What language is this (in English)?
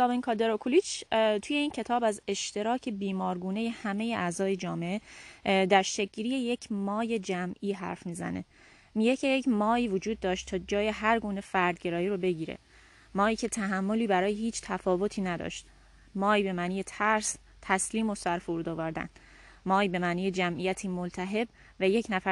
Persian